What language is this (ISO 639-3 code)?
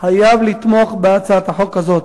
heb